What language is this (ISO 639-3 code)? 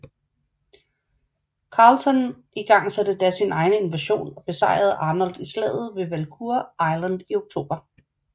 dan